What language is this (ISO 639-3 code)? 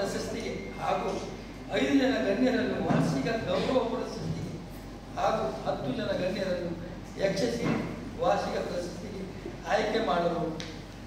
kan